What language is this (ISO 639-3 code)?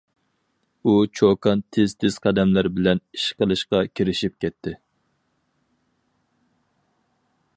uig